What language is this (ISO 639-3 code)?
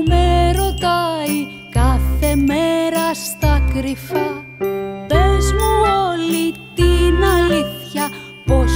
ell